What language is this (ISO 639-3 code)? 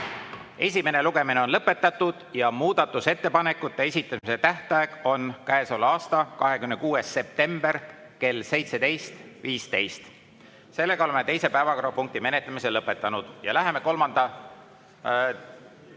est